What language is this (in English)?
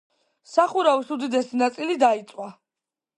Georgian